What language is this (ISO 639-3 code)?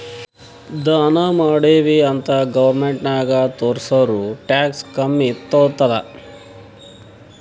kan